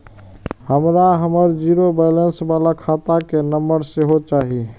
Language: Maithili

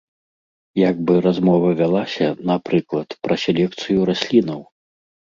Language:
Belarusian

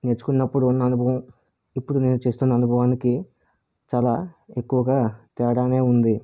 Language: Telugu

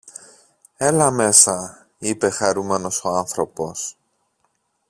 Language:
Greek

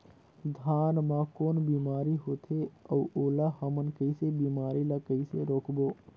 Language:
Chhattisgarhi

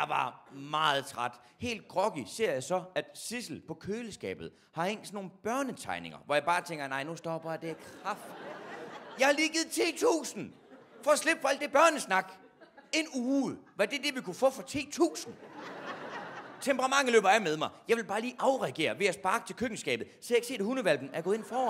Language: Danish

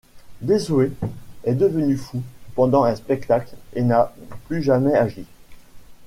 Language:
French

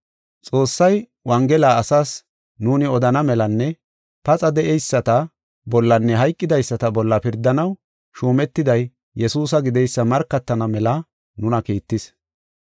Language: Gofa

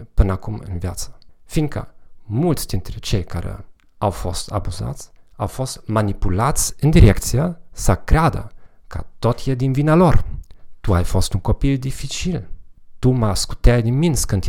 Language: Romanian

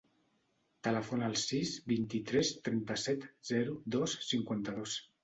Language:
Catalan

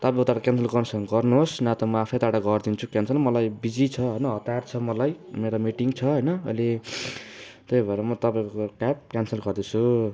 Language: Nepali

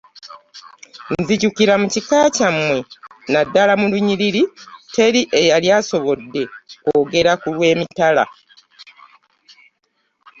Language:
Ganda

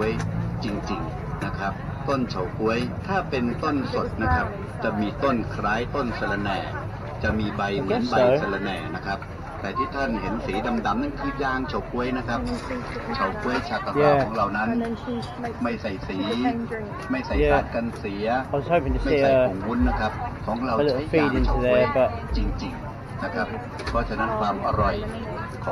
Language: Thai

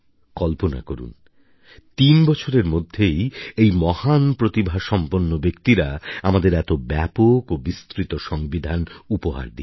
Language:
Bangla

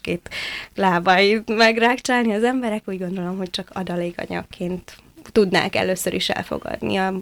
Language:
Hungarian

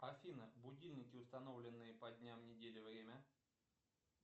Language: Russian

